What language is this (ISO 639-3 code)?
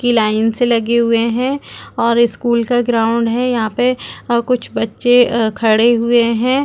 hin